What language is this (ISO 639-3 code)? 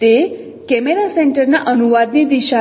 guj